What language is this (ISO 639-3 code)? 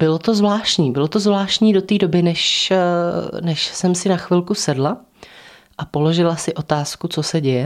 ces